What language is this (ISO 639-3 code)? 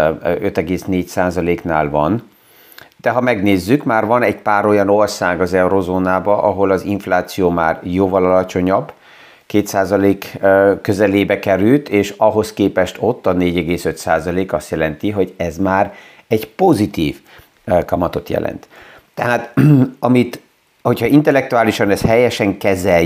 hun